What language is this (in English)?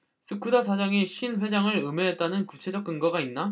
Korean